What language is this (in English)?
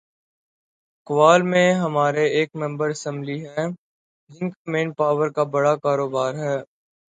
Urdu